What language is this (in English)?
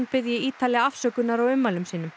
Icelandic